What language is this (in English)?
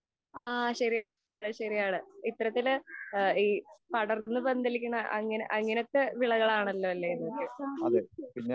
Malayalam